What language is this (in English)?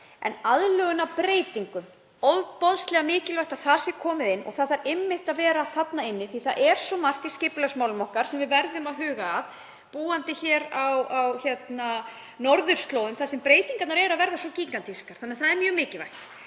Icelandic